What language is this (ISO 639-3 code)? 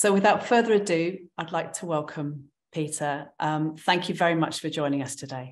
eng